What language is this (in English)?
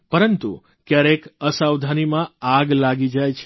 Gujarati